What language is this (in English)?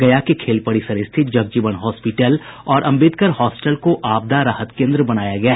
Hindi